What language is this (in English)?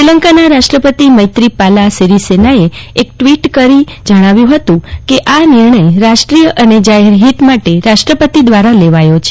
Gujarati